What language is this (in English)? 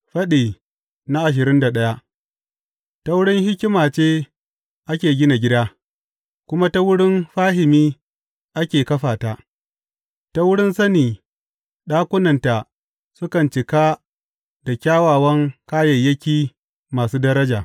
Hausa